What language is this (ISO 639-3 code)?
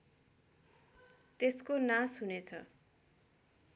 nep